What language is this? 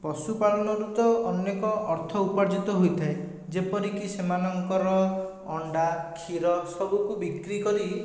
Odia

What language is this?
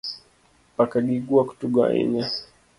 Luo (Kenya and Tanzania)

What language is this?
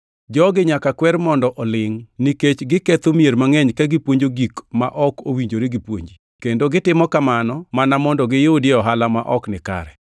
Luo (Kenya and Tanzania)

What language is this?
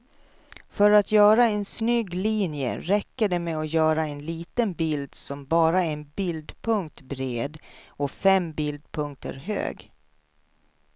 Swedish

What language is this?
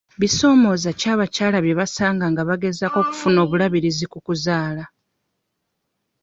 Ganda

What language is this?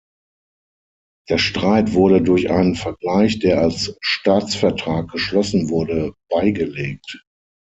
German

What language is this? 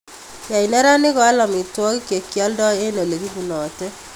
Kalenjin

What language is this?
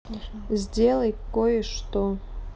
Russian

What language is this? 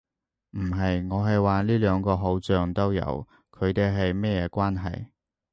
Cantonese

